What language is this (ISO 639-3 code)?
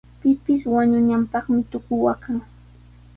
qws